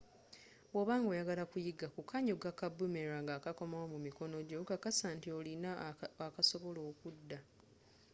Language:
Ganda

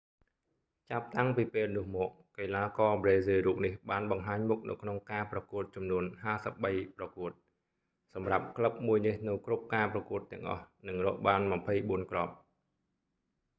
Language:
Khmer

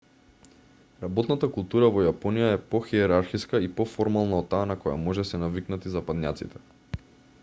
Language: Macedonian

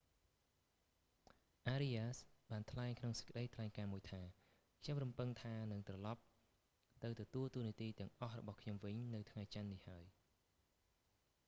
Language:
Khmer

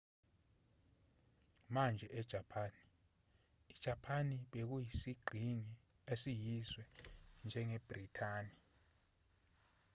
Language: Zulu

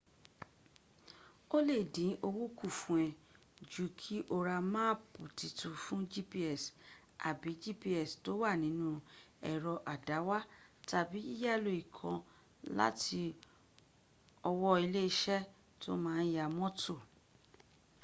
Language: Yoruba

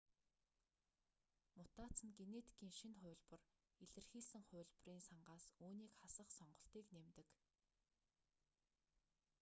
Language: Mongolian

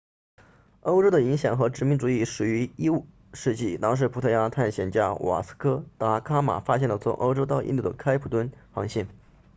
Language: Chinese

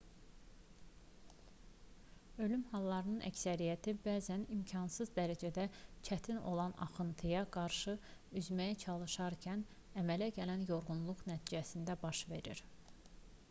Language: Azerbaijani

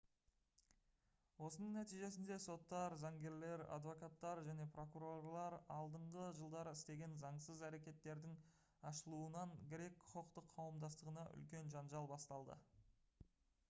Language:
Kazakh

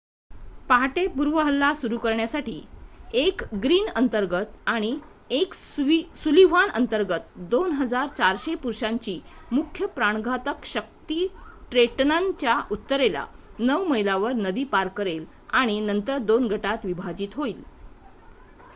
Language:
Marathi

